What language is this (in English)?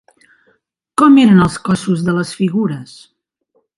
Catalan